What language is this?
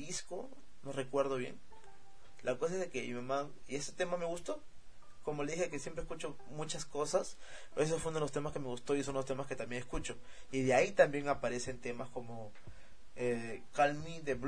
Spanish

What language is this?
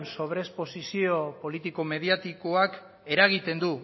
Basque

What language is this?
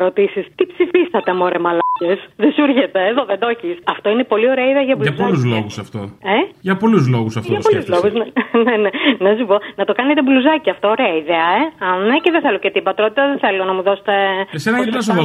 Greek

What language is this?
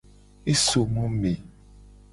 Gen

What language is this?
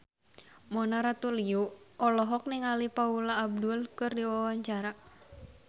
Sundanese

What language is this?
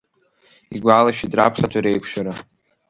Abkhazian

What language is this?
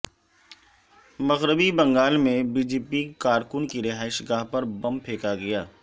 Urdu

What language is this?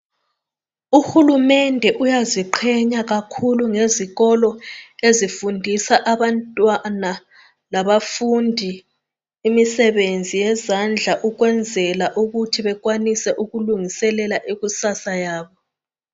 North Ndebele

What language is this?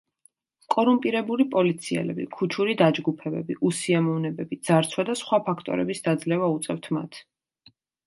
Georgian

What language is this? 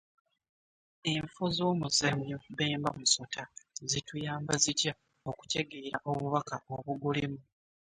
Ganda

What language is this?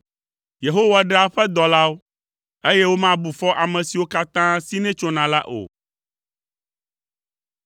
Ewe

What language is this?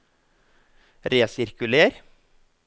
Norwegian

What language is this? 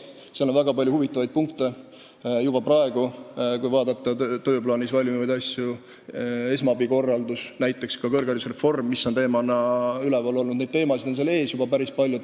Estonian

